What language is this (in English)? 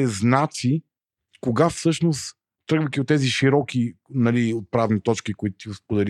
Bulgarian